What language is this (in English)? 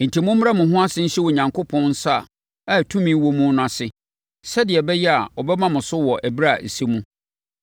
Akan